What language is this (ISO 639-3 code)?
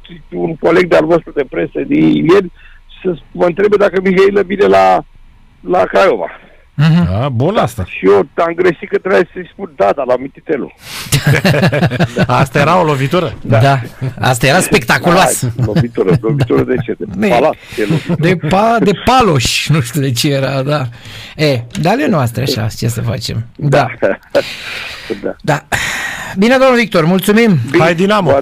ron